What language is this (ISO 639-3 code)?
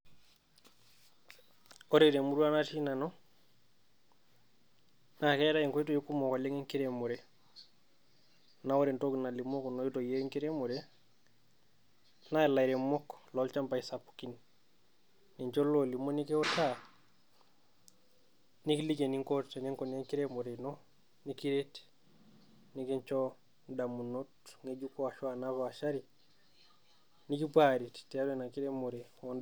mas